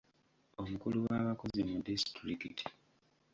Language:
Ganda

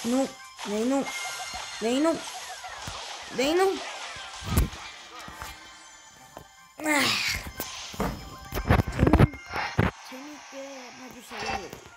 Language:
Korean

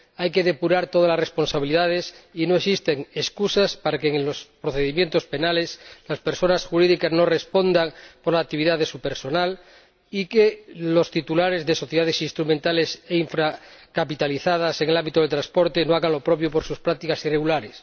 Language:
Spanish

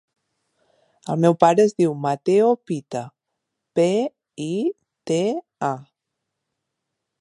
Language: Catalan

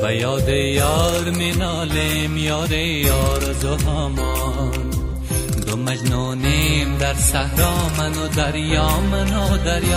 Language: Persian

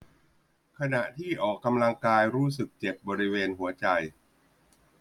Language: Thai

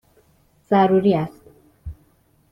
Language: Persian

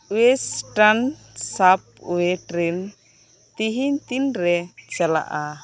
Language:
Santali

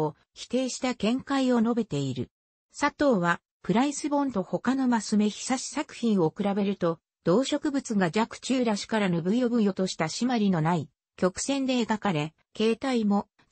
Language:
Japanese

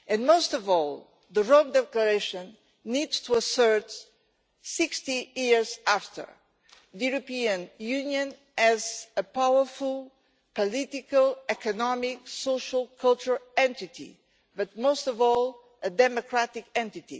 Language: English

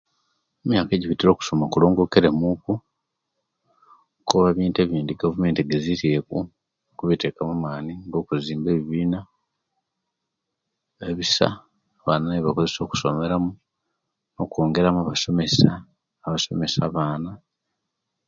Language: Kenyi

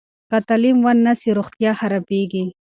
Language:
Pashto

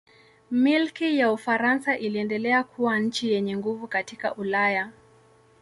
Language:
Swahili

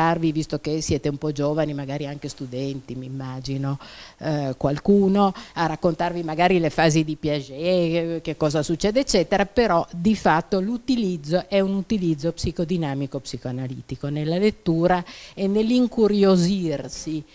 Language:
Italian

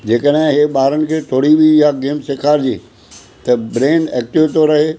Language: Sindhi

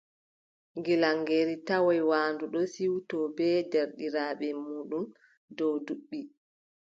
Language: Adamawa Fulfulde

